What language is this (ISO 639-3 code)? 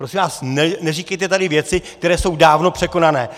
ces